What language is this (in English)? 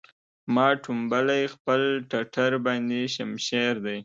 Pashto